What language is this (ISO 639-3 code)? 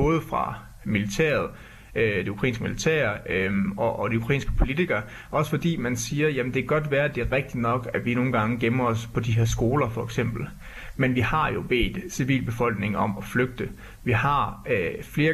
dan